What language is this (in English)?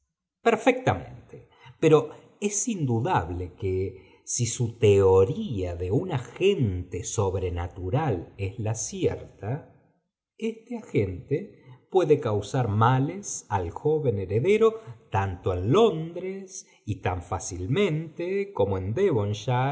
Spanish